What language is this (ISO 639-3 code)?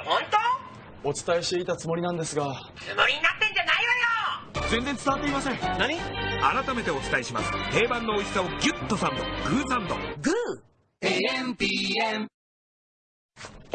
jpn